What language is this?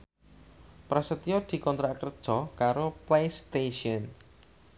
Javanese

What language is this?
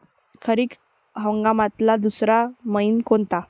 Marathi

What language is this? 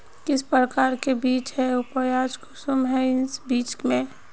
Magahi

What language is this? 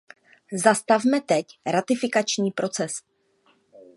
Czech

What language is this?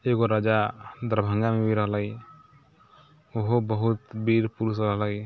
Maithili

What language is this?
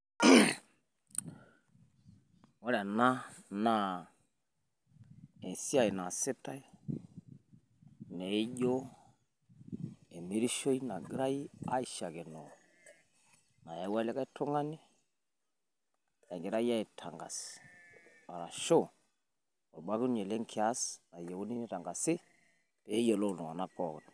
Masai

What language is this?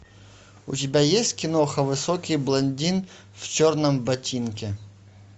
Russian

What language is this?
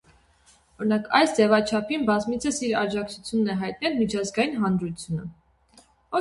Armenian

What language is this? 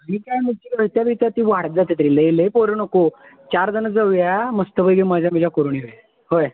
Marathi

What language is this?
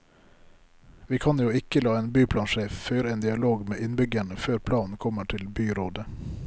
Norwegian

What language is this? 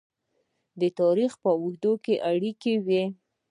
Pashto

